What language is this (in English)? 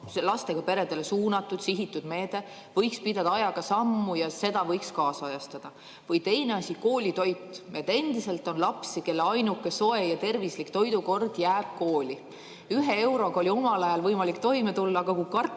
Estonian